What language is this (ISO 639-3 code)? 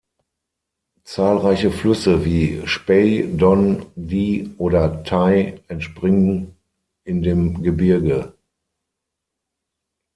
deu